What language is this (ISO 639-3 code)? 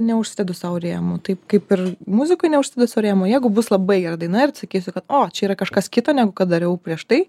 lit